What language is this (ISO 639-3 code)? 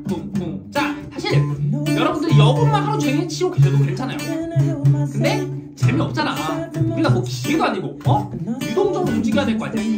kor